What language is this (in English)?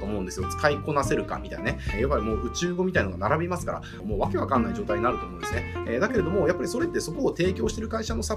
Japanese